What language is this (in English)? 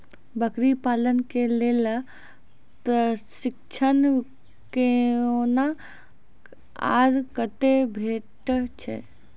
Maithili